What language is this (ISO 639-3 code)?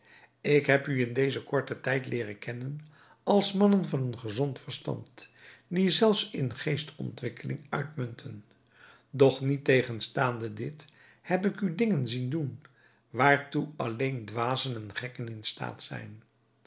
nld